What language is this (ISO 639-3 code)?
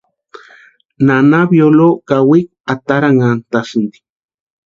pua